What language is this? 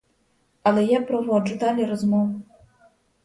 Ukrainian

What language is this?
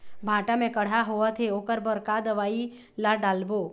Chhattisgarhi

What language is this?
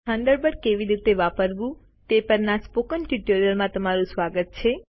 Gujarati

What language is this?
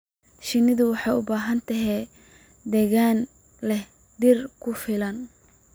Somali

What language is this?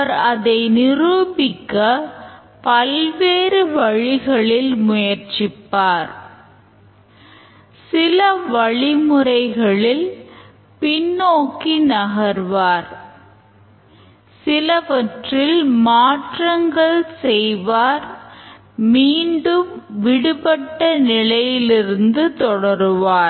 Tamil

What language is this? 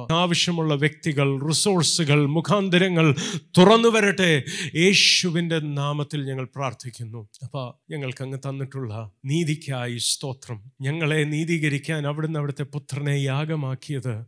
Malayalam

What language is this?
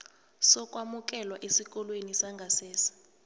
South Ndebele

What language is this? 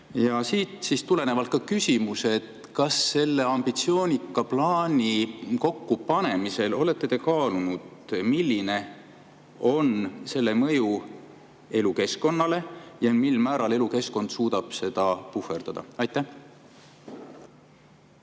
Estonian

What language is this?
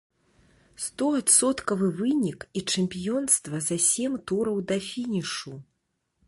Belarusian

